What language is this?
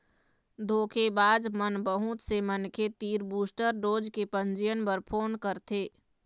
Chhattisgarhi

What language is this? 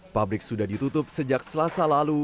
Indonesian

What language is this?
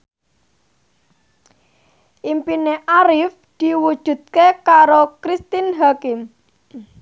Javanese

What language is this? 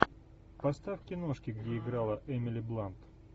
Russian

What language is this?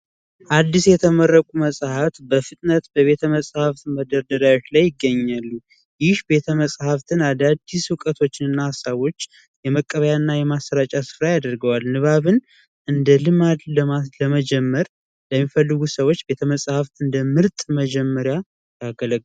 Amharic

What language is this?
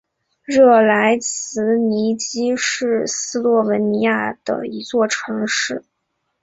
Chinese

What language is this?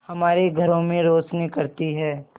Hindi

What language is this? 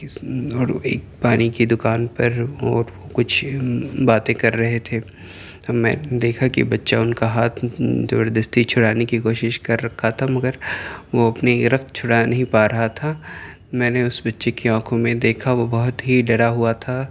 Urdu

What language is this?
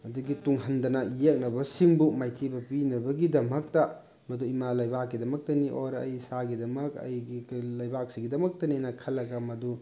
Manipuri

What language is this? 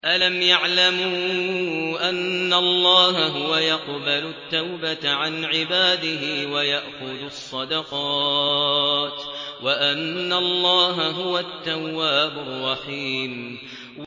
Arabic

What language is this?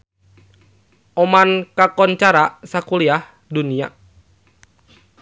Sundanese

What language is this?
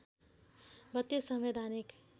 Nepali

